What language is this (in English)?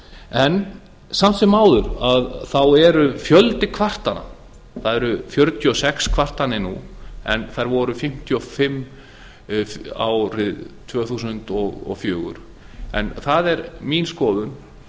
Icelandic